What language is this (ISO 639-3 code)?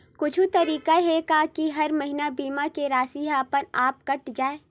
hne